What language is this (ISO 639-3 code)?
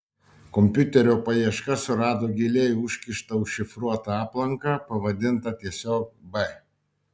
lit